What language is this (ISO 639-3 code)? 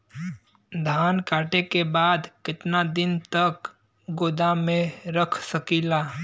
bho